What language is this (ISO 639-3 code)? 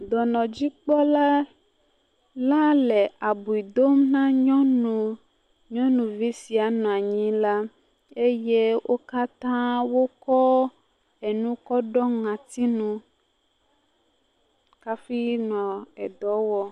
ewe